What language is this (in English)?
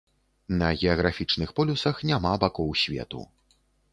Belarusian